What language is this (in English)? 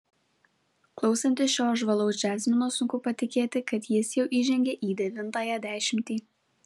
Lithuanian